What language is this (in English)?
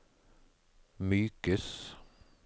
Norwegian